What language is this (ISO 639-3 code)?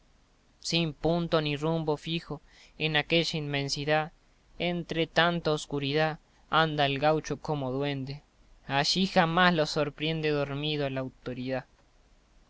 spa